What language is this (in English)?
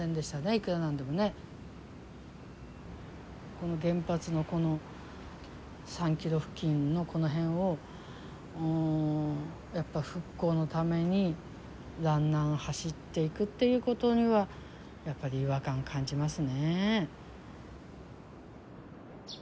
Japanese